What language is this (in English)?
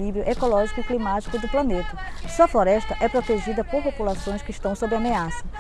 Portuguese